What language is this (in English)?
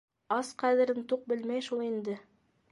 Bashkir